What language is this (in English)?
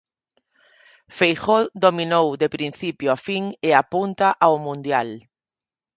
Galician